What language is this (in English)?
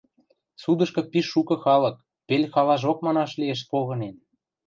Western Mari